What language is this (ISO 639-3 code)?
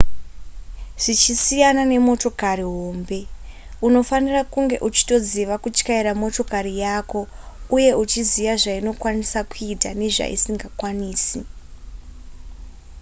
sna